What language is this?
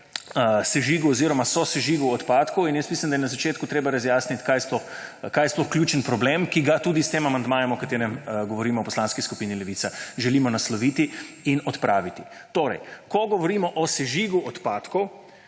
Slovenian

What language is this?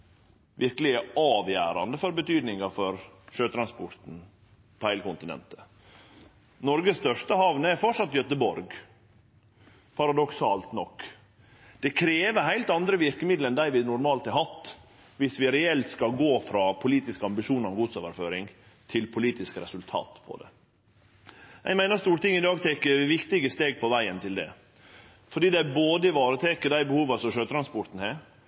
Norwegian Nynorsk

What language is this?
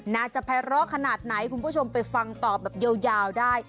Thai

